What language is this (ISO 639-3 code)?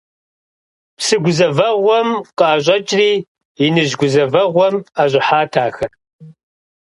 kbd